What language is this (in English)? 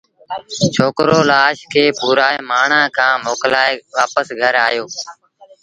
Sindhi Bhil